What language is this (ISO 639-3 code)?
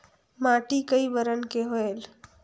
hne